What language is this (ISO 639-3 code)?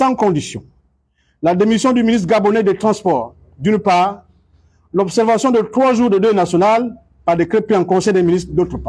fra